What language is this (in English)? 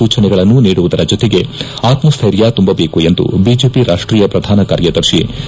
Kannada